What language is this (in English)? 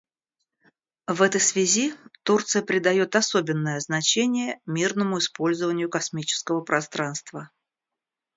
Russian